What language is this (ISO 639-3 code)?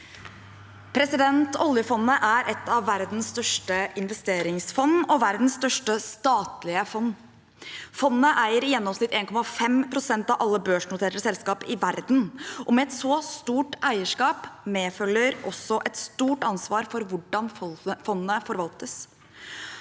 nor